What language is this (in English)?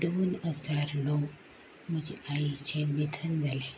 Konkani